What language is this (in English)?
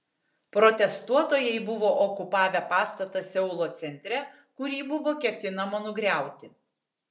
Lithuanian